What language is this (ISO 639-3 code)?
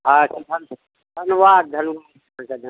mai